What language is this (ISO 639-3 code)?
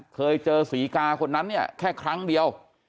tha